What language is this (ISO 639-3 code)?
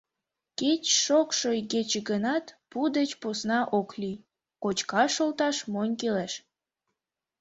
chm